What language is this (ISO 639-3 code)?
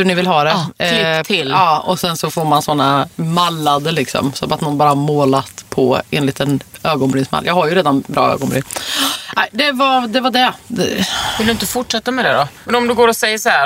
swe